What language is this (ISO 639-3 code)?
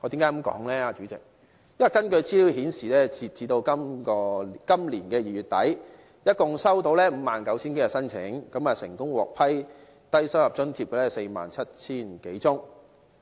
yue